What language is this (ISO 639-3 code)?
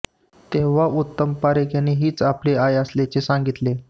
mar